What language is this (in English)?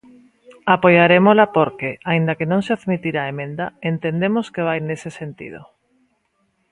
Galician